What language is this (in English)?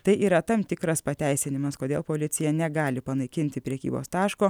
Lithuanian